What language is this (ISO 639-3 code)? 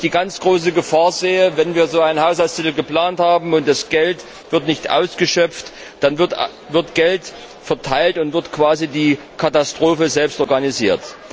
deu